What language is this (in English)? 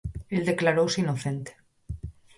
Galician